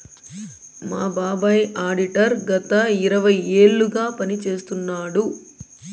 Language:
Telugu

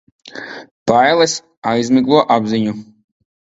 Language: Latvian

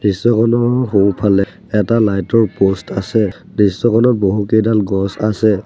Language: Assamese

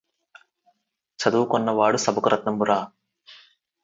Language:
Telugu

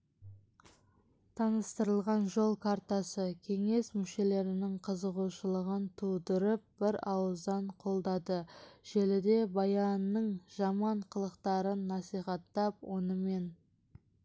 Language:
Kazakh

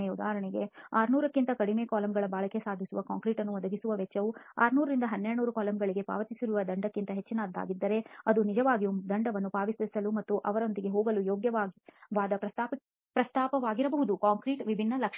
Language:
Kannada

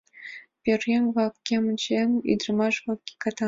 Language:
Mari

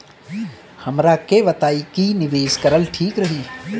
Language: Bhojpuri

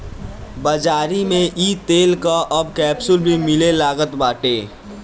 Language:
Bhojpuri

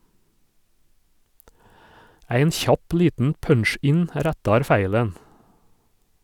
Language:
Norwegian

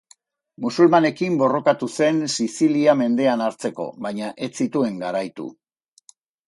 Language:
Basque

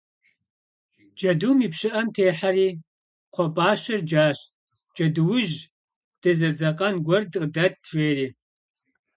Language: Kabardian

